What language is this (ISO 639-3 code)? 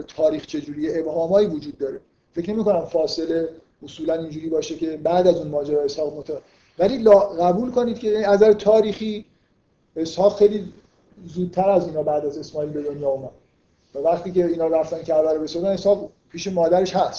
fas